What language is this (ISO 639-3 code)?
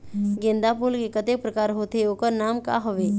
hne